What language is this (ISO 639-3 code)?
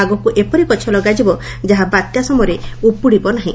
ori